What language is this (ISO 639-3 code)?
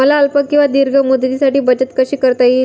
mar